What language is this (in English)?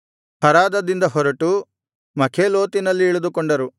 Kannada